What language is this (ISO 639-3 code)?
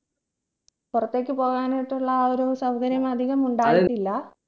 mal